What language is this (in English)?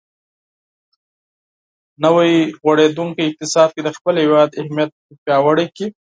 Pashto